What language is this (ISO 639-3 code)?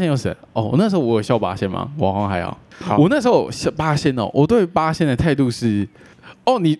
zho